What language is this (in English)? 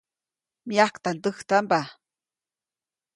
Copainalá Zoque